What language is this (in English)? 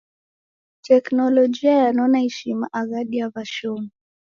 Taita